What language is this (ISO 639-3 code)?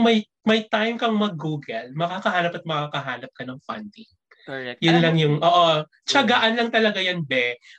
fil